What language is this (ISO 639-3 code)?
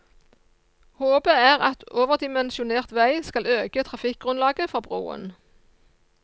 nor